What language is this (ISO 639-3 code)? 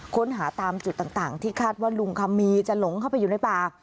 tha